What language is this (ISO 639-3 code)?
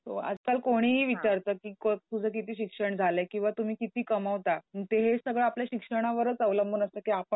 mar